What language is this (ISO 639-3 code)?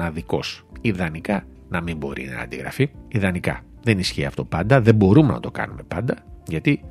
ell